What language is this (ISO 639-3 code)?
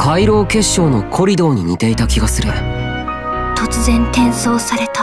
jpn